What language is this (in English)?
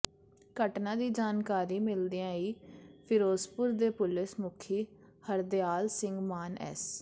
Punjabi